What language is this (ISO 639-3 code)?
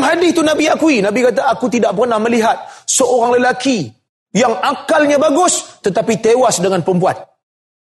msa